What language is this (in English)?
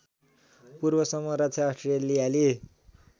Nepali